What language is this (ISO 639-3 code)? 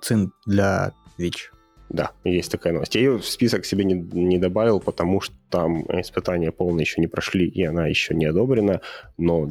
rus